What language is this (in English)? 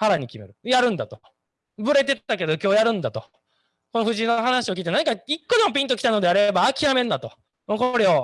Japanese